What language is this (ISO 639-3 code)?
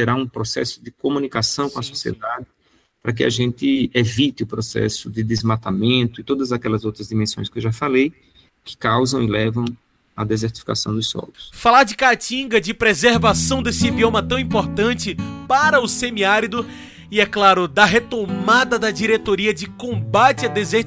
por